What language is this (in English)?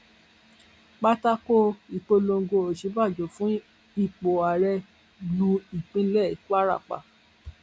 Yoruba